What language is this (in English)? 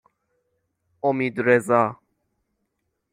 Persian